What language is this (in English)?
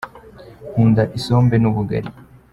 Kinyarwanda